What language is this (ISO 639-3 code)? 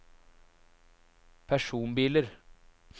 nor